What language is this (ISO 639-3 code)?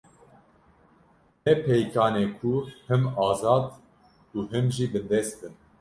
kur